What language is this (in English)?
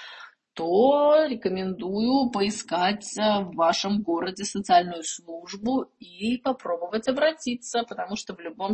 Russian